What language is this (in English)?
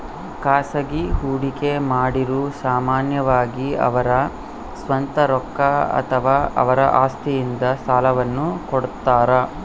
Kannada